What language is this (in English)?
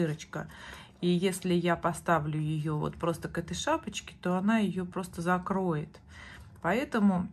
Russian